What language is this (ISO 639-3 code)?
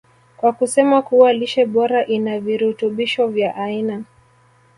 swa